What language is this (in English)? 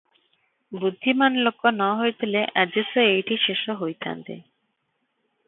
Odia